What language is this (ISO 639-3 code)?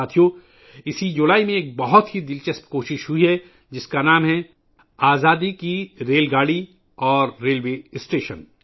urd